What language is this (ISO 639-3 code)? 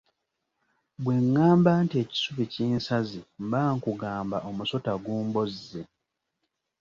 lug